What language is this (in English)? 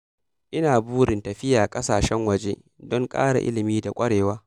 Hausa